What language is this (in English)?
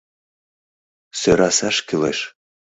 Mari